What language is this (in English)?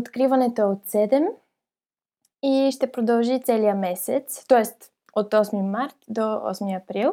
Bulgarian